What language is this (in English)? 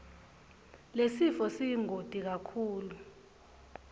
Swati